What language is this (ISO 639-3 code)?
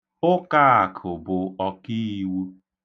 ibo